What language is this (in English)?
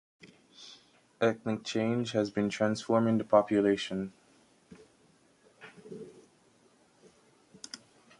English